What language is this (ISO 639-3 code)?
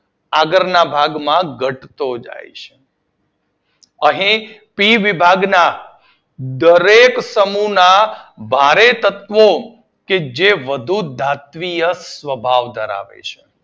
guj